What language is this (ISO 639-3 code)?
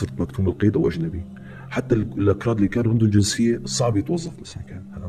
ara